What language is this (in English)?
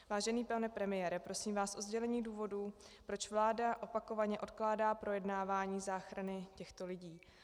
Czech